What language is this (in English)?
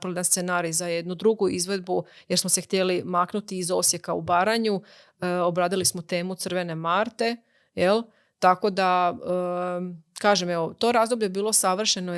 Croatian